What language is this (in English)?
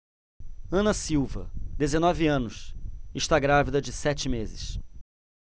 Portuguese